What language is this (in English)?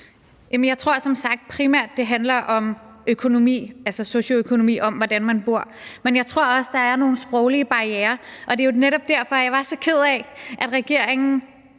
Danish